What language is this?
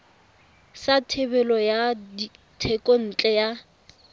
Tswana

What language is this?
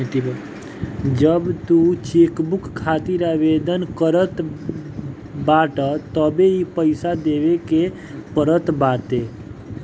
Bhojpuri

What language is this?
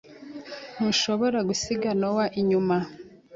Kinyarwanda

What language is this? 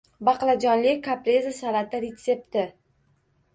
Uzbek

